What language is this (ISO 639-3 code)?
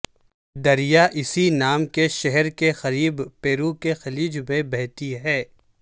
urd